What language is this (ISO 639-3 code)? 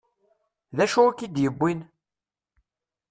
kab